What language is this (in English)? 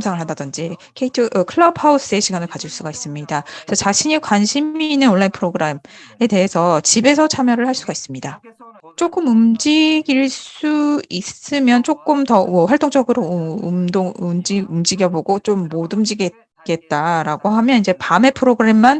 Korean